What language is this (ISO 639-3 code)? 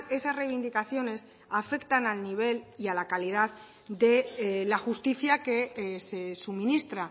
spa